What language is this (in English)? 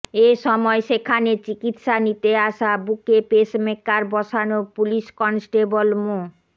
Bangla